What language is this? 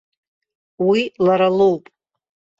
Abkhazian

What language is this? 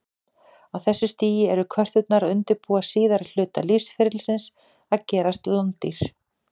Icelandic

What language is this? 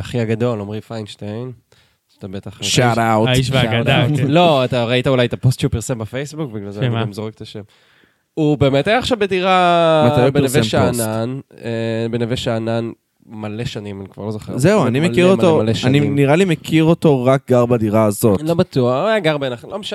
Hebrew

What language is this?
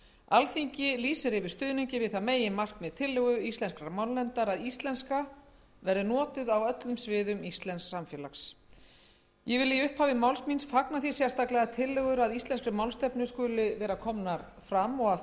Icelandic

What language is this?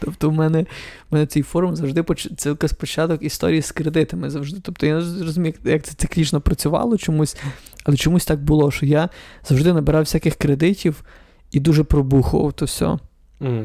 Ukrainian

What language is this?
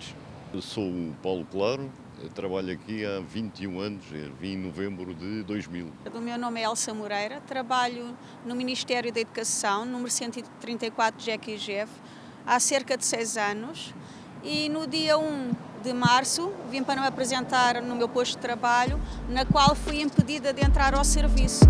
Portuguese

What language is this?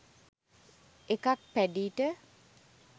Sinhala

